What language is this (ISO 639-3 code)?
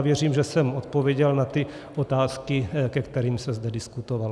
ces